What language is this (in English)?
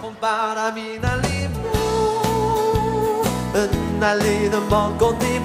Korean